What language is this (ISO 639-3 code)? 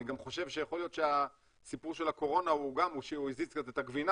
heb